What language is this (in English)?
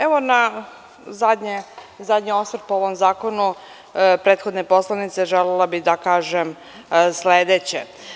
Serbian